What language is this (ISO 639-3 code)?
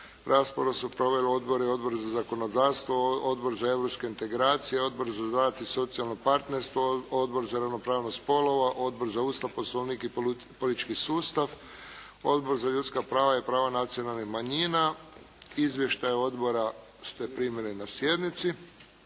hrv